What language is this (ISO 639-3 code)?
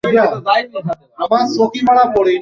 ben